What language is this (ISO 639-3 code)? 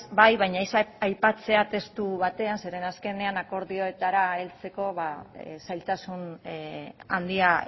eus